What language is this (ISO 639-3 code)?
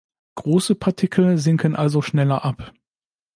deu